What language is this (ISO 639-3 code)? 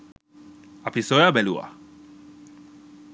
sin